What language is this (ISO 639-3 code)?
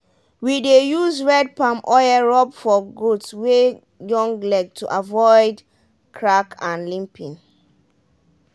pcm